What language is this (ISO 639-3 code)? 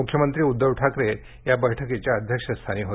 mar